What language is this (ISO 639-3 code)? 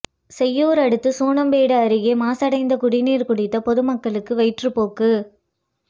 tam